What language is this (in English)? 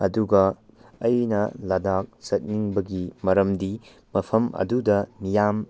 Manipuri